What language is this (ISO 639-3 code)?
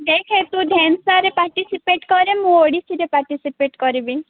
ori